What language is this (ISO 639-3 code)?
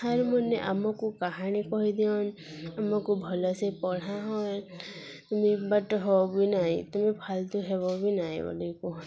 ori